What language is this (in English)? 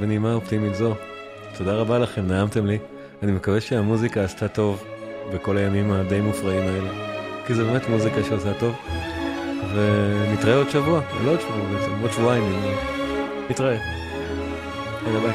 Hebrew